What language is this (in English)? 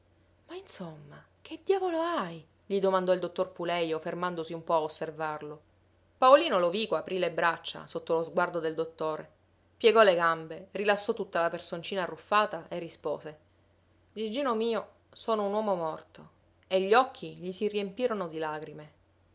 Italian